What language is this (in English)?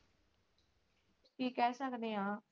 Punjabi